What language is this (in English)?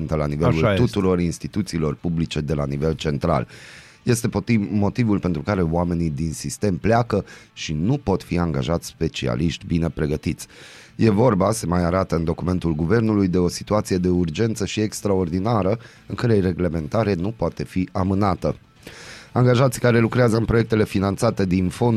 Romanian